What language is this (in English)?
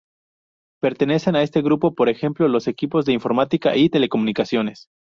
Spanish